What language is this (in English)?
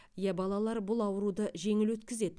Kazakh